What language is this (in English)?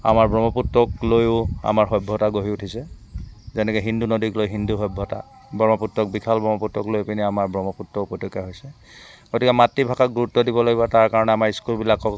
Assamese